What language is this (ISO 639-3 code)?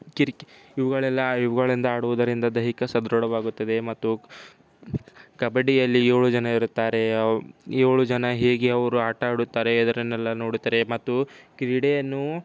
kan